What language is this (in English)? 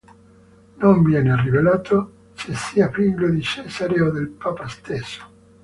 Italian